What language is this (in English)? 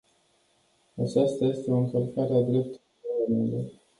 Romanian